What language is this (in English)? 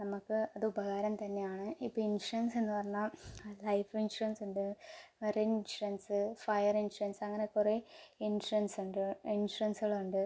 Malayalam